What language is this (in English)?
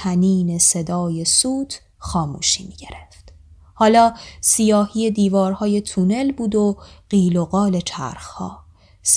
Persian